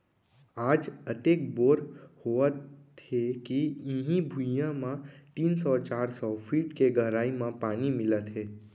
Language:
Chhattisgarhi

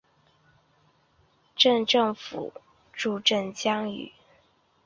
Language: Chinese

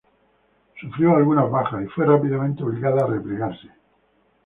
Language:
Spanish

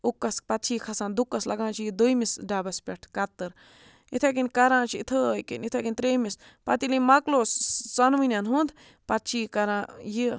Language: Kashmiri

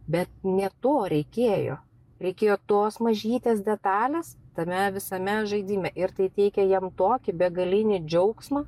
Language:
Lithuanian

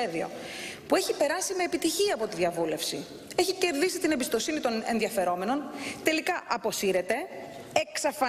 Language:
Greek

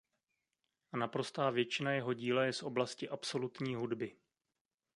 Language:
Czech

